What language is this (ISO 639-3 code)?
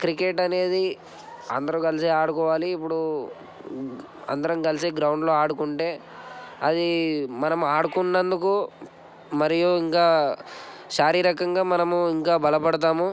tel